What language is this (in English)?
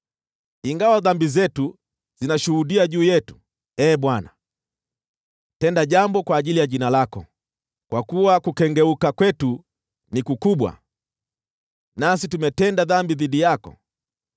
Swahili